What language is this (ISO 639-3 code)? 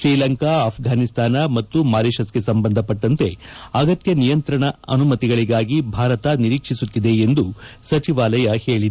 kan